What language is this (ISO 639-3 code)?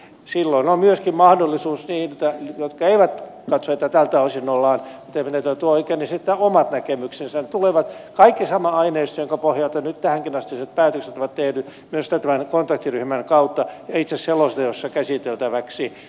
fin